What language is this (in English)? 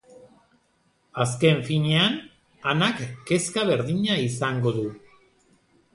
Basque